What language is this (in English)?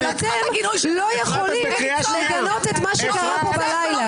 Hebrew